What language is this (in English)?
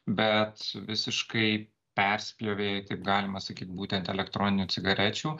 Lithuanian